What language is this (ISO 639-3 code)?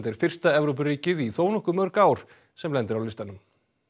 isl